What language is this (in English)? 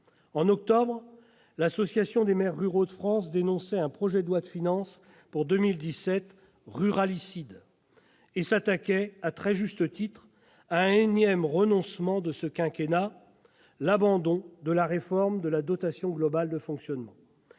French